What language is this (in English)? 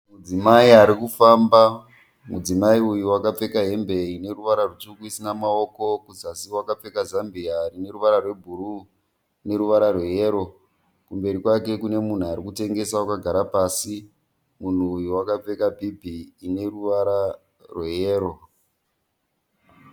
Shona